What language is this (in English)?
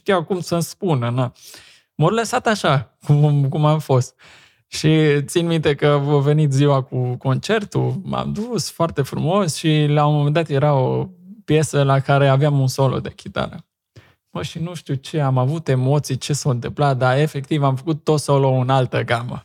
Romanian